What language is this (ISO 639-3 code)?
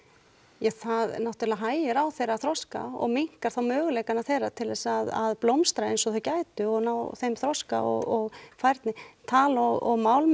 isl